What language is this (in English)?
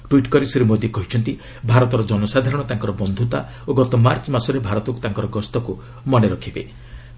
Odia